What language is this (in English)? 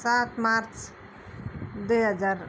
Nepali